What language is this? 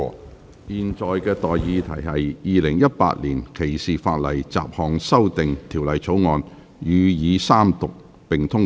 Cantonese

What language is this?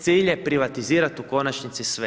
Croatian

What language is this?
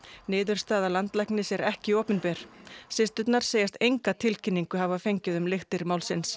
Icelandic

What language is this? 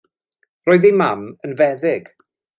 Welsh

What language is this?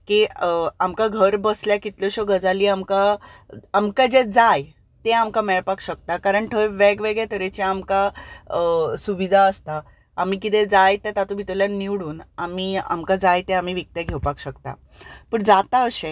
Konkani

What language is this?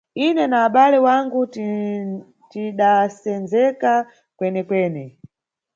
Nyungwe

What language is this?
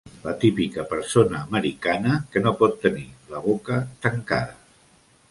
Catalan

